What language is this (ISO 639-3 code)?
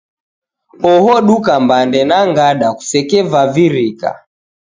dav